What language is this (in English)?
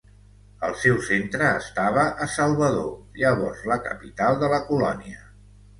Catalan